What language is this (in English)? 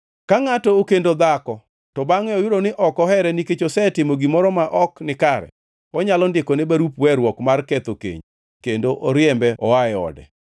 Luo (Kenya and Tanzania)